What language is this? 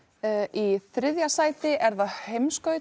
Icelandic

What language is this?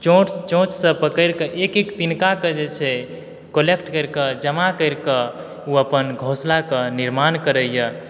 Maithili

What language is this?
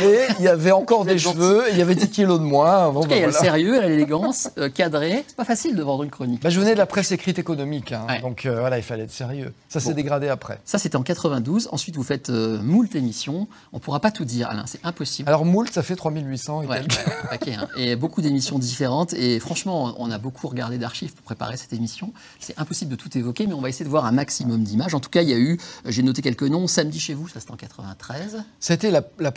French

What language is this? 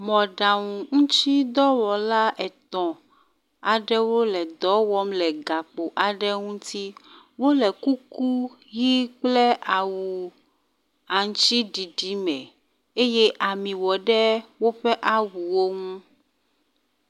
Ewe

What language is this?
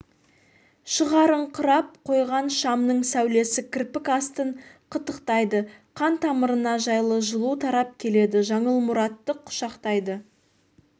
Kazakh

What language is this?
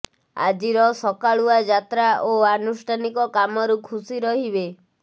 Odia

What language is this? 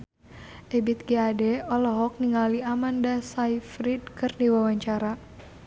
Sundanese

